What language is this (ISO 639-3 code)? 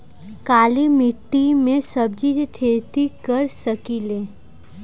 bho